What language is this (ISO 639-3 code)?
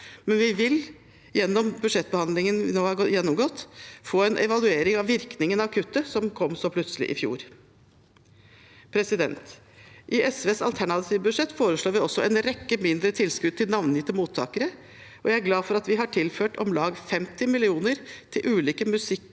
nor